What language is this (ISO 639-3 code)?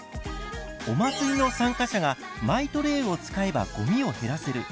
jpn